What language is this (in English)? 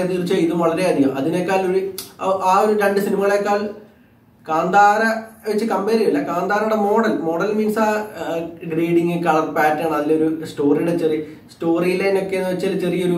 Malayalam